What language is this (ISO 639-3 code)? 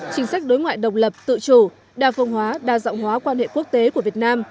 vie